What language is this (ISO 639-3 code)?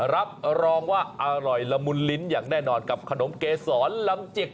tha